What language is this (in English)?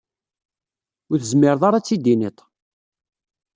Kabyle